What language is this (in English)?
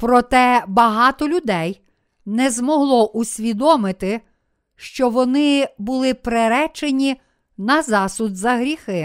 Ukrainian